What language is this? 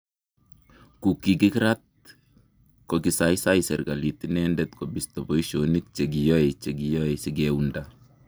Kalenjin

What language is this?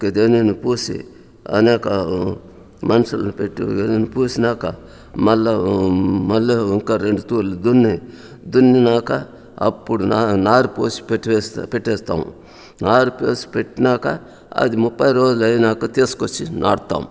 Telugu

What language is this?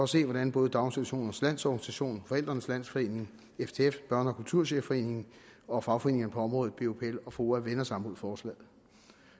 Danish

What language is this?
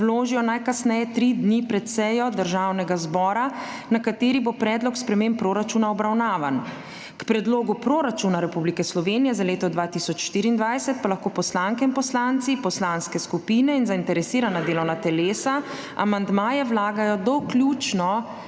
Slovenian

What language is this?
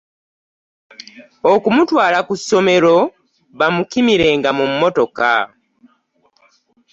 Ganda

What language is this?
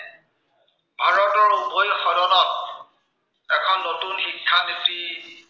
Assamese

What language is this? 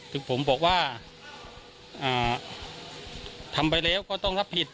Thai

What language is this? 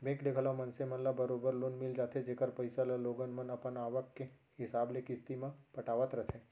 Chhattisgarhi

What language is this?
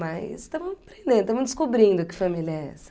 Portuguese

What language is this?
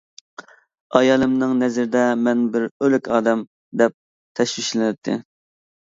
Uyghur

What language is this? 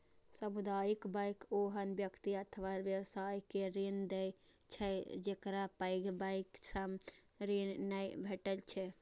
Maithili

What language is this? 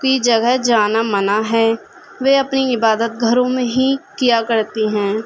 Urdu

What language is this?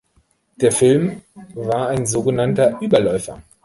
German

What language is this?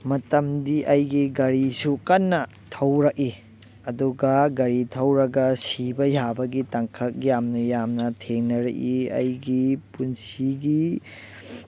Manipuri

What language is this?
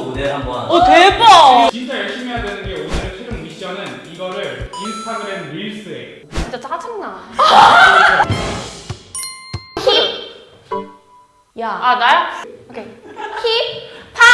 Korean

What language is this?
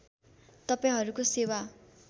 Nepali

